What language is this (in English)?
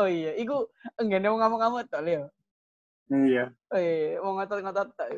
Indonesian